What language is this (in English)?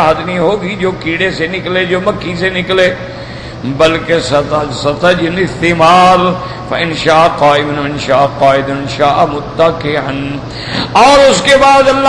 Arabic